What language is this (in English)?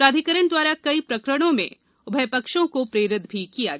Hindi